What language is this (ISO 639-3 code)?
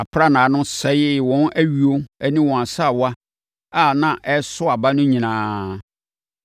aka